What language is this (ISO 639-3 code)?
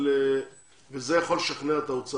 heb